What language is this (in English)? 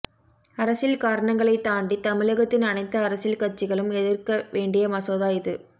Tamil